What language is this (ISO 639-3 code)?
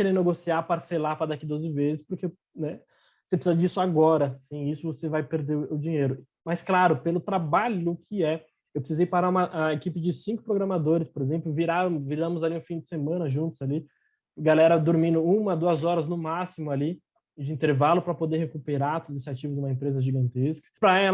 por